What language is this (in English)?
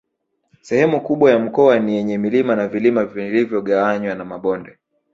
Swahili